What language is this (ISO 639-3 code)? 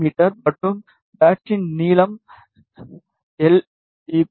tam